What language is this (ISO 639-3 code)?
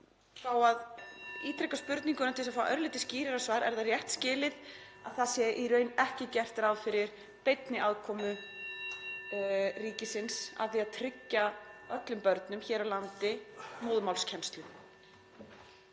isl